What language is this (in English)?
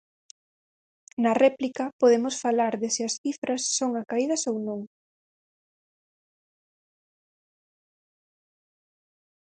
Galician